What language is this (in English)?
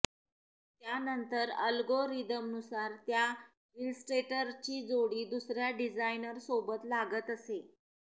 Marathi